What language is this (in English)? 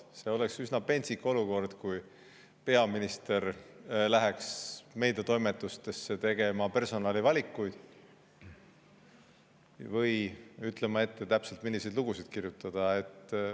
Estonian